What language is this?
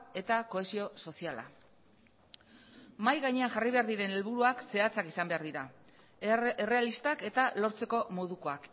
Basque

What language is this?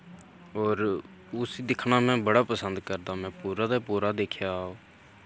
Dogri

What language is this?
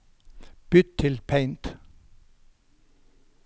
Norwegian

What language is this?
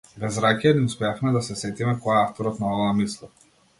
Macedonian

